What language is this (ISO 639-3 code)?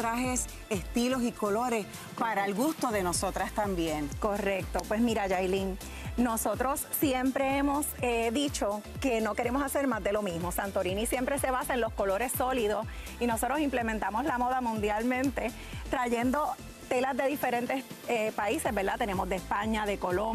spa